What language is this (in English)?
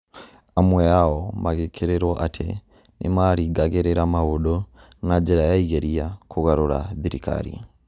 Kikuyu